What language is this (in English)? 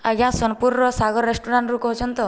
Odia